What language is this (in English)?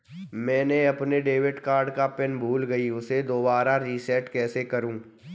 Hindi